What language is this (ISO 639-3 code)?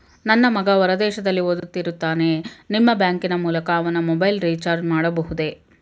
kan